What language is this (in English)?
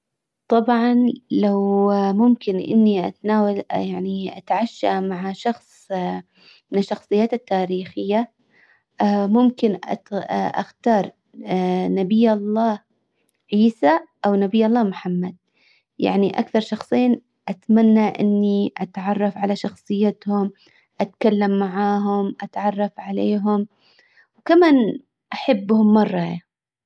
Hijazi Arabic